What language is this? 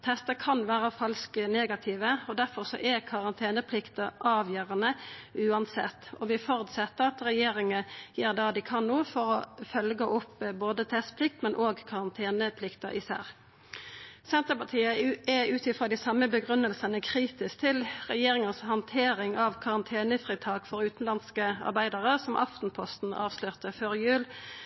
Norwegian Nynorsk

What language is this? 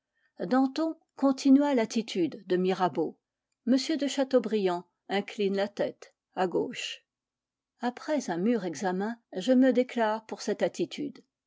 French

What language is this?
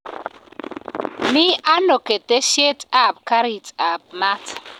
Kalenjin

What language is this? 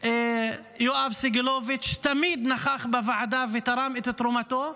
Hebrew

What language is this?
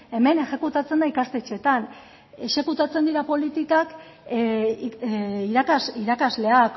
Basque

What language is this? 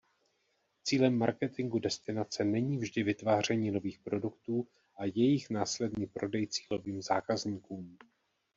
Czech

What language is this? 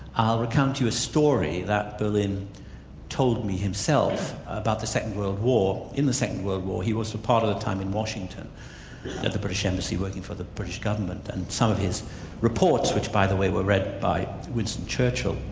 English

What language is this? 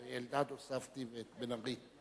Hebrew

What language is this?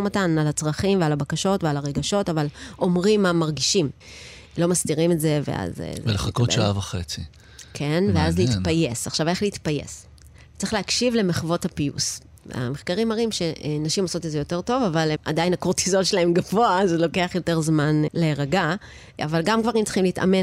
Hebrew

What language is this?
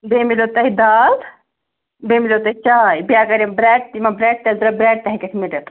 Kashmiri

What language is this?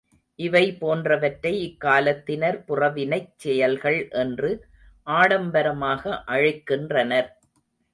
Tamil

